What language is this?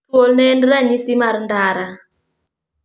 Luo (Kenya and Tanzania)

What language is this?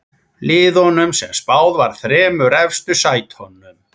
Icelandic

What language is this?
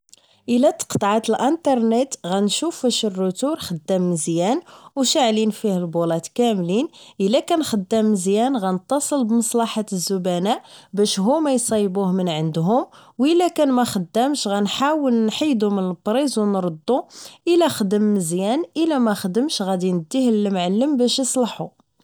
Moroccan Arabic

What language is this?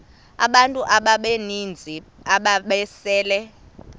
Xhosa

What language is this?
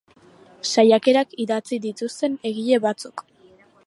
Basque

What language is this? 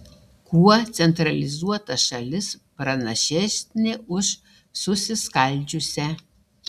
Lithuanian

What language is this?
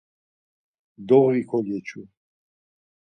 Laz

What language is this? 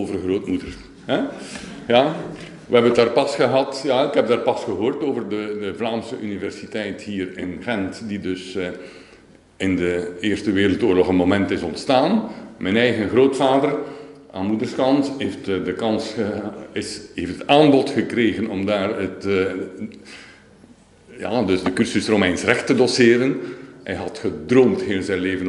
Dutch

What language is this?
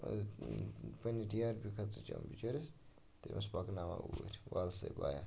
Kashmiri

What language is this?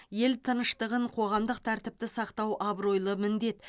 Kazakh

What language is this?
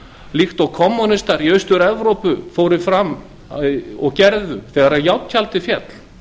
Icelandic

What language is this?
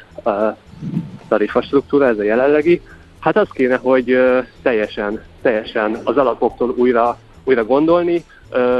Hungarian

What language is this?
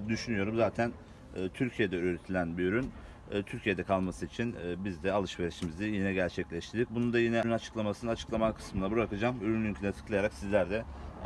Turkish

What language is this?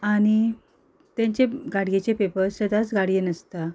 Konkani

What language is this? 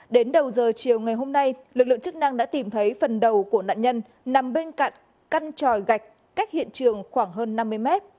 Vietnamese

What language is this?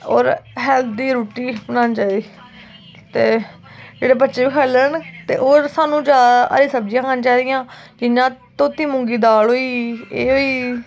Dogri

